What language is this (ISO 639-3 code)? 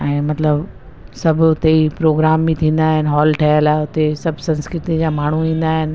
snd